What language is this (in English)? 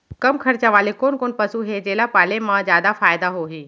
Chhattisgarhi